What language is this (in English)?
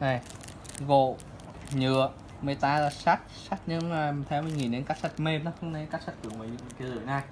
Vietnamese